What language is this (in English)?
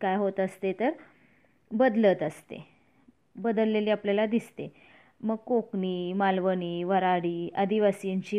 Marathi